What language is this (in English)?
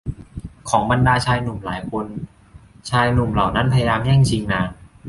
Thai